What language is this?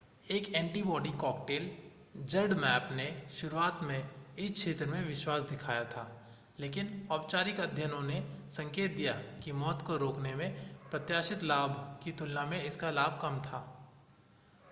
Hindi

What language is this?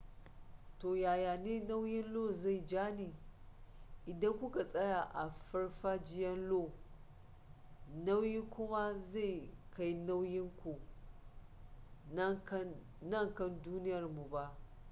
Hausa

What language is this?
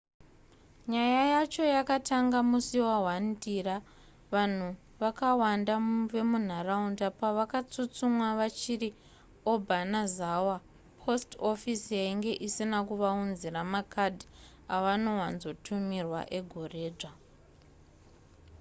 Shona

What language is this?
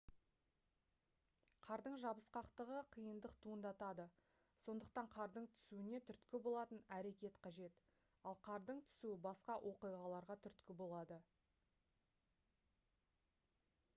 Kazakh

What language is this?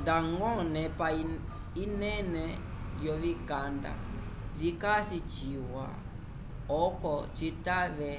Umbundu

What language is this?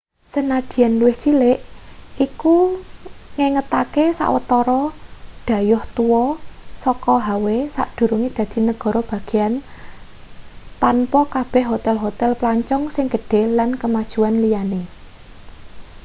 Javanese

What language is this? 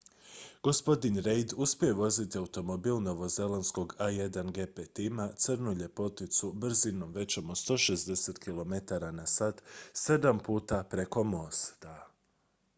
Croatian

